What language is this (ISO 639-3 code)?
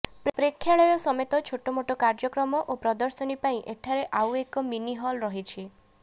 ori